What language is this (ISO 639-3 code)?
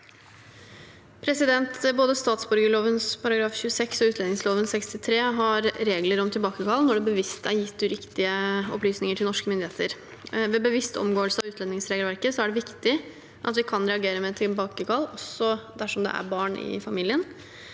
nor